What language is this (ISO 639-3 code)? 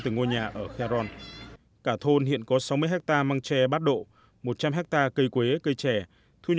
vie